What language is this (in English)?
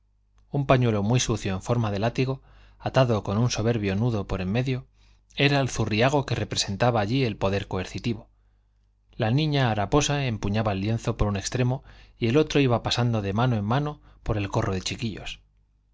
Spanish